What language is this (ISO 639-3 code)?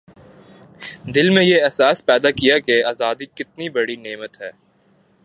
urd